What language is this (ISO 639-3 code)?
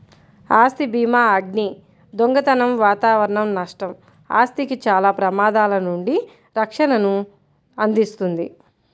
tel